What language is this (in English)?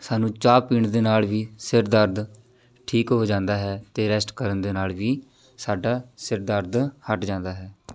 Punjabi